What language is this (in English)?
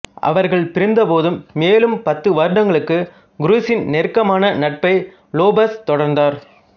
Tamil